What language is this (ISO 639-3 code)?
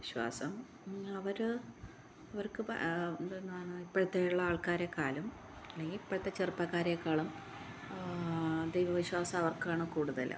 mal